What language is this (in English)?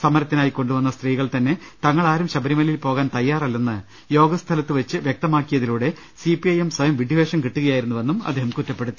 Malayalam